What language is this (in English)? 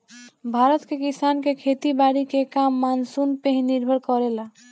Bhojpuri